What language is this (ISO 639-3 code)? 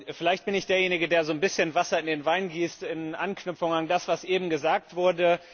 deu